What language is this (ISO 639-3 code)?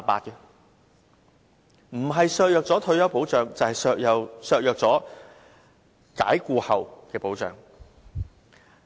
yue